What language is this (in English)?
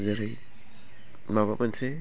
Bodo